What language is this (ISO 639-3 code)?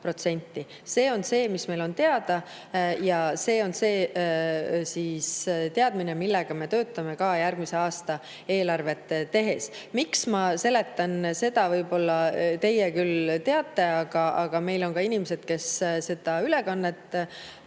est